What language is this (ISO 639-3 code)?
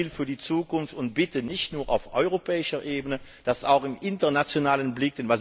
deu